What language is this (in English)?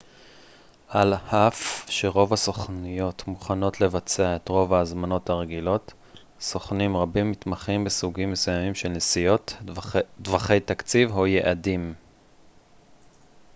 Hebrew